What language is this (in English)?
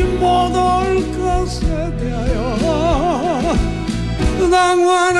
Korean